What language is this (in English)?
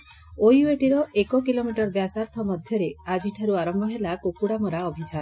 Odia